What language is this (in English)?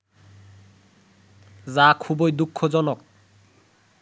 Bangla